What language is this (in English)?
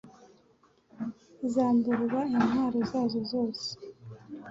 Kinyarwanda